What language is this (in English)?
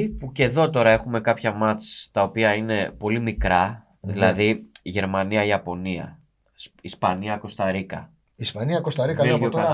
Greek